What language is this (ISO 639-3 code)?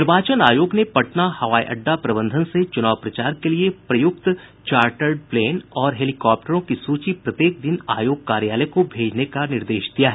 hin